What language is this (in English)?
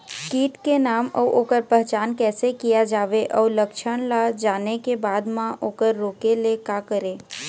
Chhattisgarhi